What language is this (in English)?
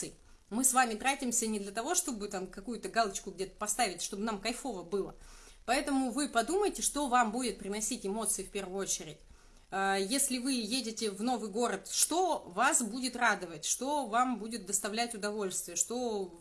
Russian